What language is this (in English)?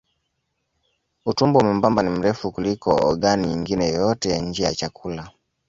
Swahili